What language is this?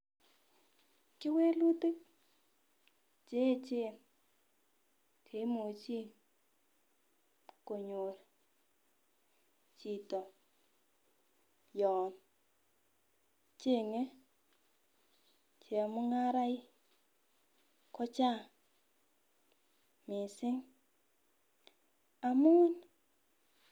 Kalenjin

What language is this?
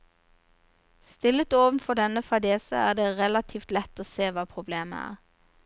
Norwegian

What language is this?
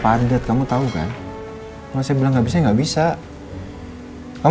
Indonesian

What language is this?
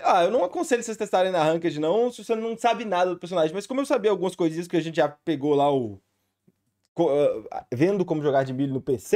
Portuguese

